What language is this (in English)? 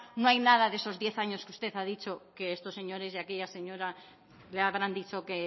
Spanish